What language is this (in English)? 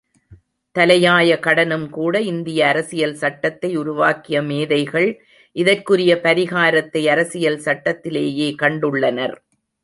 Tamil